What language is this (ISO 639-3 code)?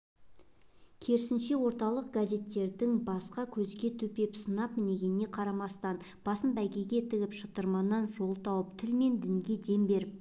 kaz